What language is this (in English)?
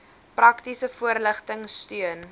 Afrikaans